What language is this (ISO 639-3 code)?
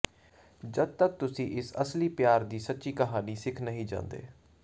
pan